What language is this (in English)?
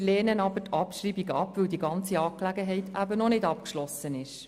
Swiss German